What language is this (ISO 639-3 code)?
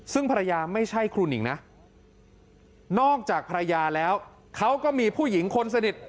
tha